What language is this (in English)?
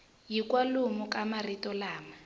Tsonga